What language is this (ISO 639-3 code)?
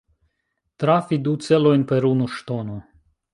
epo